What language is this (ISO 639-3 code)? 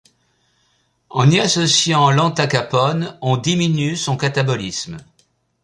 fra